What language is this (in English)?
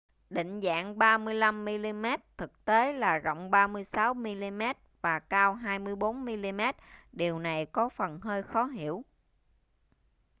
Vietnamese